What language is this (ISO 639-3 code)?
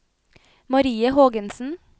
nor